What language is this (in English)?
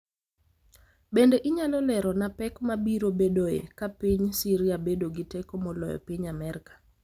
Luo (Kenya and Tanzania)